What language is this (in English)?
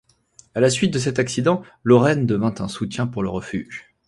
French